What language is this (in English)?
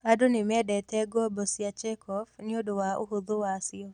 Kikuyu